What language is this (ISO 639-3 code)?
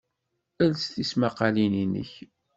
kab